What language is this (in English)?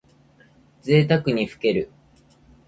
Japanese